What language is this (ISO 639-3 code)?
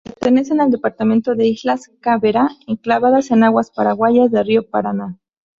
spa